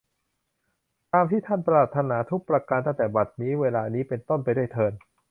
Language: Thai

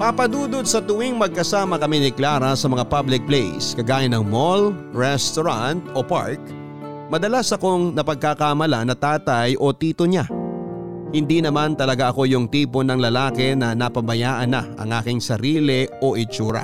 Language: Filipino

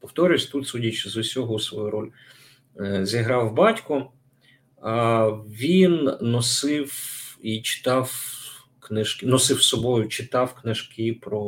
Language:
Ukrainian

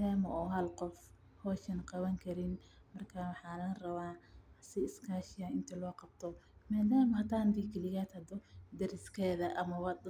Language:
Somali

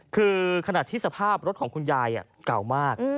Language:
Thai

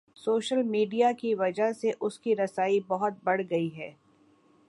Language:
Urdu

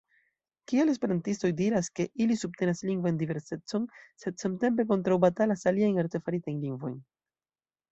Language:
Esperanto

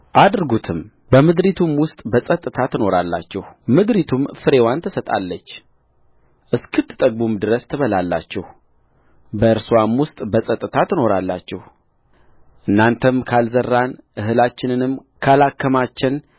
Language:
Amharic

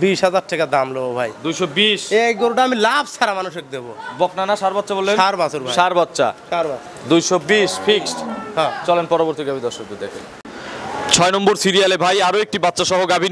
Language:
Arabic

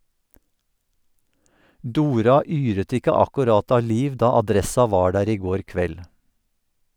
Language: Norwegian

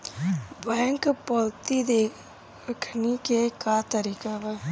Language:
Bhojpuri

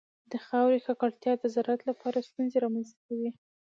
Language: Pashto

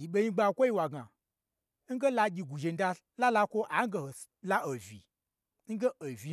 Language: Gbagyi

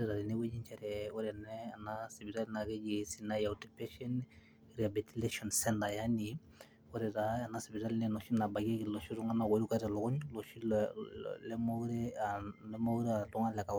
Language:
Masai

